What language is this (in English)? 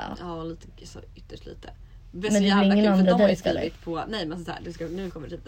Swedish